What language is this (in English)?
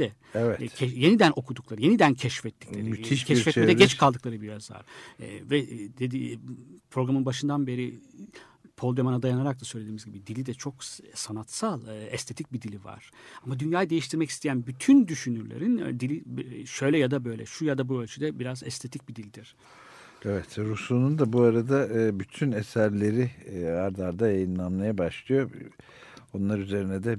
Turkish